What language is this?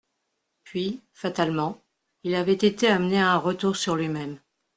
French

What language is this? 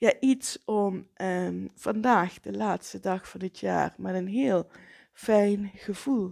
Dutch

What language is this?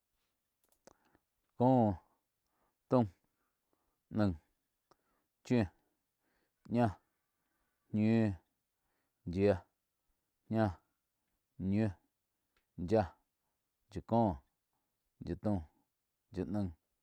Quiotepec Chinantec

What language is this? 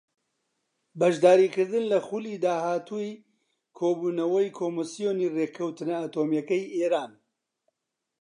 Central Kurdish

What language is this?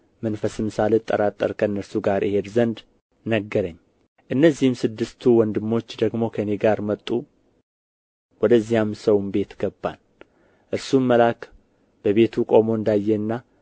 Amharic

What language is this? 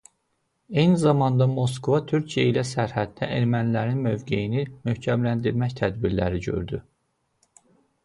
Azerbaijani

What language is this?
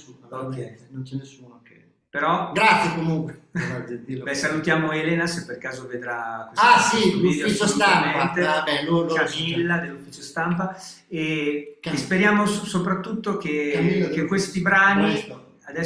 Italian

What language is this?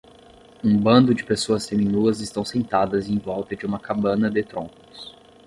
Portuguese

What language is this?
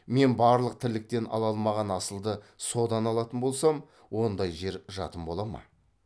Kazakh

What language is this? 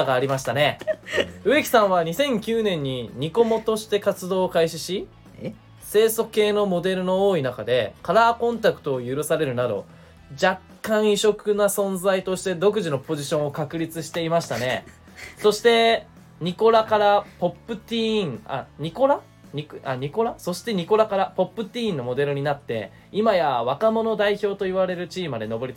Japanese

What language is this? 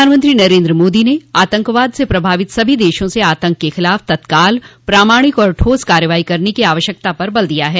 Hindi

